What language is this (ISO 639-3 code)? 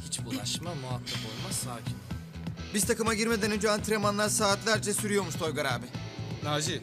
tur